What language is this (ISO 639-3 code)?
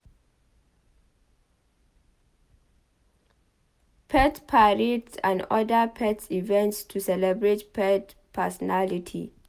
pcm